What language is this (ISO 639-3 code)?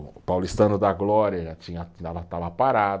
por